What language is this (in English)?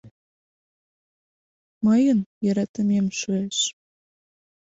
Mari